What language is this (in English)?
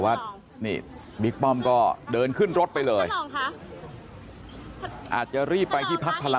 Thai